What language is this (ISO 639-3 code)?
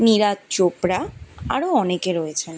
ben